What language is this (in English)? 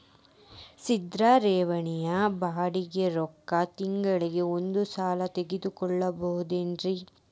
Kannada